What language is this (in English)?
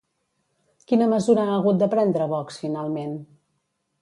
Catalan